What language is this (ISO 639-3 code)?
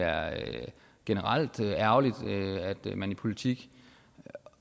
dan